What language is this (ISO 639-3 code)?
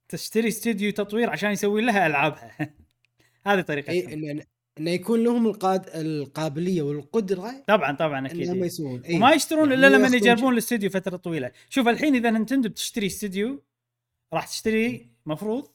ara